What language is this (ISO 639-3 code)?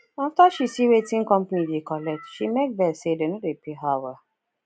pcm